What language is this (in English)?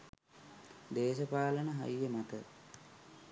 Sinhala